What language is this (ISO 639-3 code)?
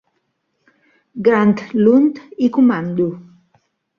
cat